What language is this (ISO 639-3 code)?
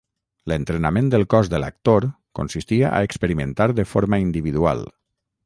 cat